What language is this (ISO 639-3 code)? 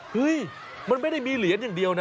tha